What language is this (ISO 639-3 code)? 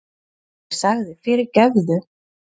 isl